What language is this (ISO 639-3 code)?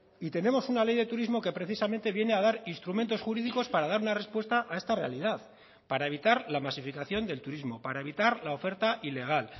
spa